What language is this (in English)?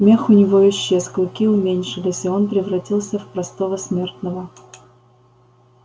Russian